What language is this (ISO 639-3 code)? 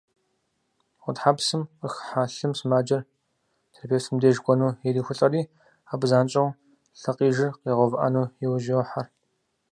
kbd